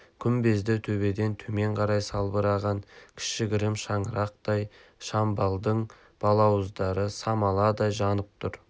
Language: Kazakh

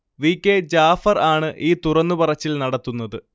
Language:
Malayalam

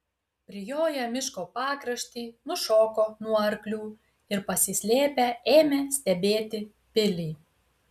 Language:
Lithuanian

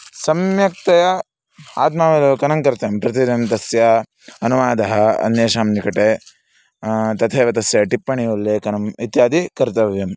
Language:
Sanskrit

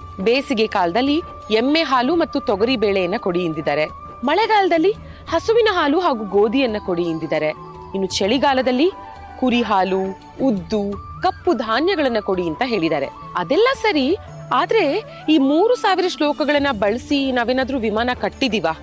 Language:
Kannada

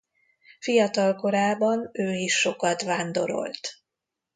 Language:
Hungarian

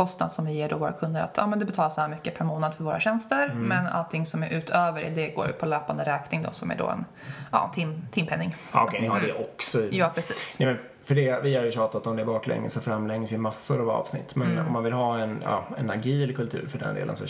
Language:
Swedish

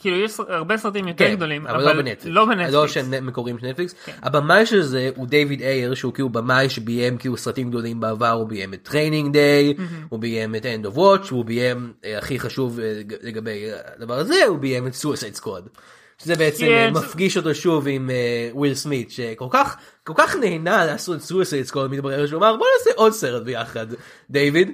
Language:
Hebrew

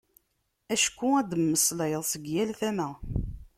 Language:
Kabyle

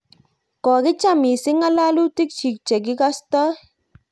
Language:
Kalenjin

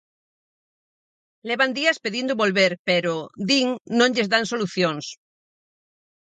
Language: Galician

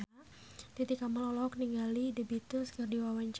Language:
Sundanese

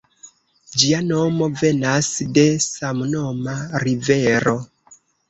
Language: Esperanto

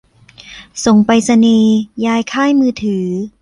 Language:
Thai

